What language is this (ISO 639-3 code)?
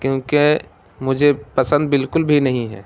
urd